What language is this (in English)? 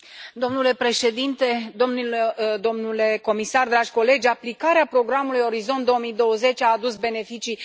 Romanian